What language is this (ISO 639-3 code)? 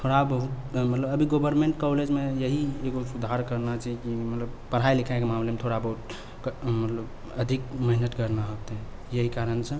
mai